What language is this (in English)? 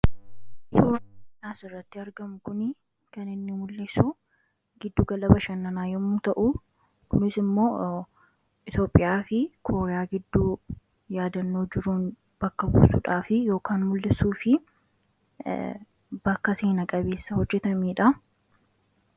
Oromo